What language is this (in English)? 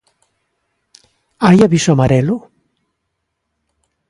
Galician